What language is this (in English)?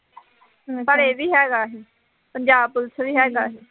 Punjabi